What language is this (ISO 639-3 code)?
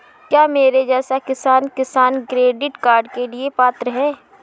hin